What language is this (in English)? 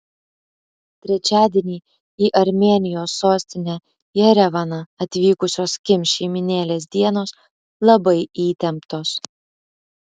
Lithuanian